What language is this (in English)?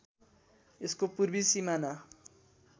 Nepali